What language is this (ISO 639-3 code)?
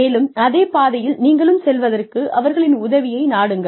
tam